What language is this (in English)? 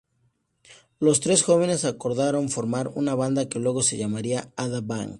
Spanish